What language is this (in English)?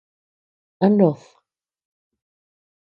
Tepeuxila Cuicatec